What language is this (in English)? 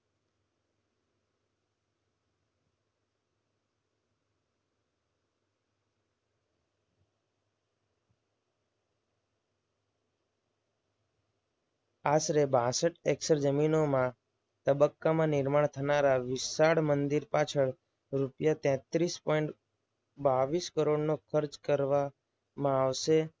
Gujarati